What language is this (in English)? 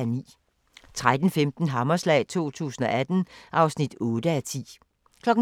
Danish